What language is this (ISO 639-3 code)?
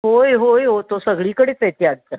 mar